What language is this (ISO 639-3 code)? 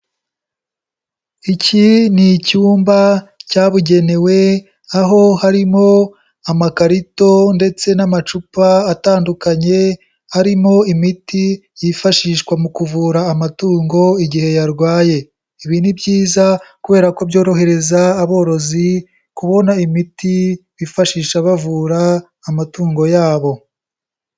kin